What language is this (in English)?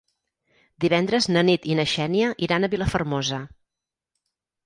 Catalan